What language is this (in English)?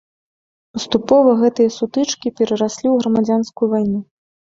Belarusian